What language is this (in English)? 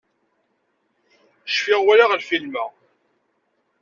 Kabyle